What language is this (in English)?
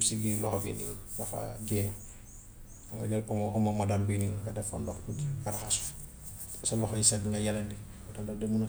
Gambian Wolof